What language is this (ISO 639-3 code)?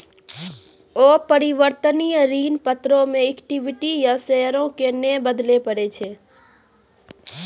mai